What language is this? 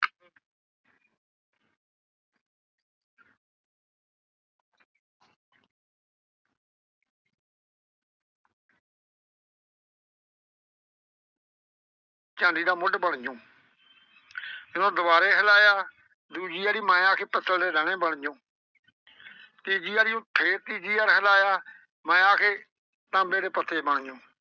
Punjabi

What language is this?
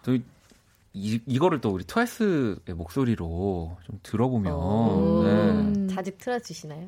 Korean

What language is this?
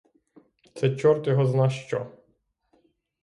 Ukrainian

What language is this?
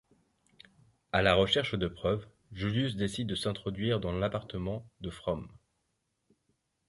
French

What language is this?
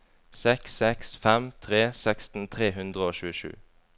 Norwegian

